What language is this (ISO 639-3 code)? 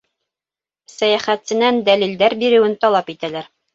bak